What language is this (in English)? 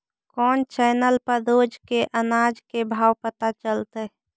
Magahi